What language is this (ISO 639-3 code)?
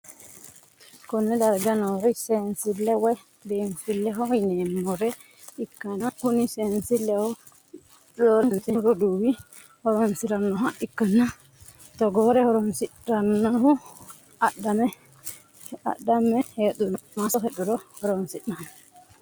sid